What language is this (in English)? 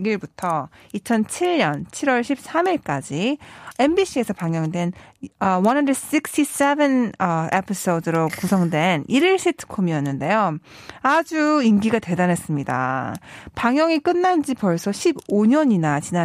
Korean